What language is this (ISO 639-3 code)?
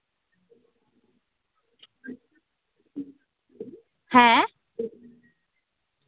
sat